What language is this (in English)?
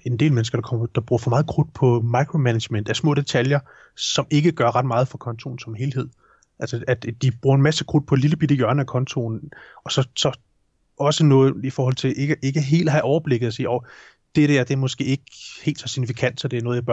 Danish